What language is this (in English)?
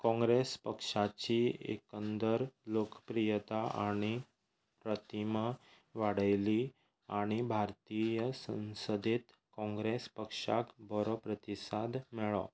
Konkani